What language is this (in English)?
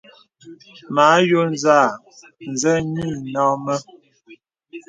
Bebele